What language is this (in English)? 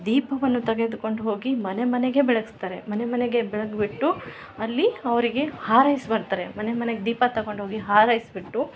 Kannada